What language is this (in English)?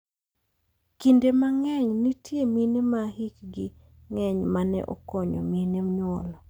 Luo (Kenya and Tanzania)